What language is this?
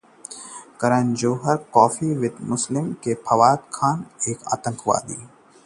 Hindi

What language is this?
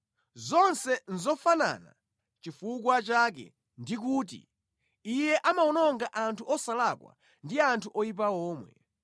Nyanja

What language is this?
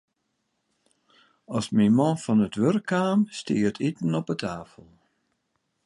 Western Frisian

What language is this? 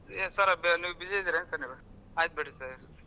Kannada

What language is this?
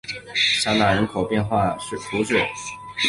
Chinese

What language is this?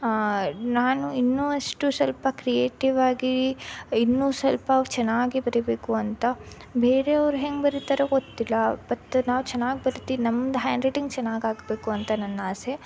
Kannada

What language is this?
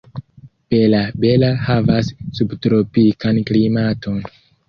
Esperanto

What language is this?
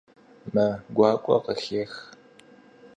Kabardian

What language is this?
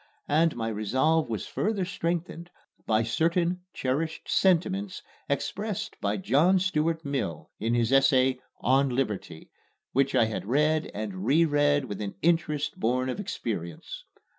English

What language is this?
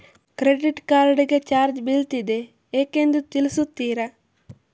Kannada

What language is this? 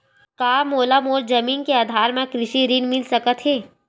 Chhattisgarhi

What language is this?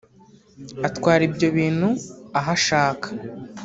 Kinyarwanda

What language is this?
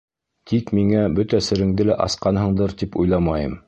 Bashkir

